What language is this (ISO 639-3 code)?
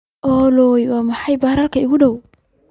som